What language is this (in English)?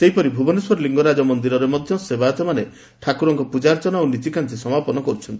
Odia